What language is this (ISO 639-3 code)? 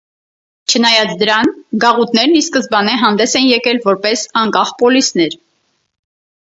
hye